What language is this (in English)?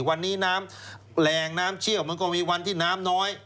Thai